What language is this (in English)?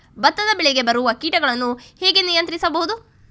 Kannada